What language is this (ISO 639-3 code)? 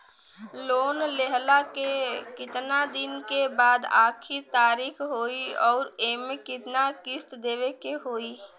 bho